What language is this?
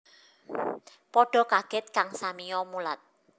Javanese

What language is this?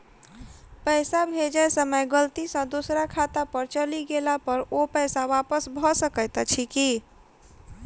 Maithili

